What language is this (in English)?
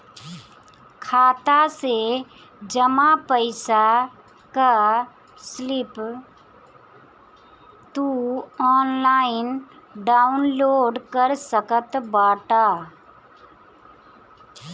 Bhojpuri